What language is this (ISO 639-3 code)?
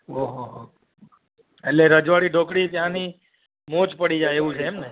guj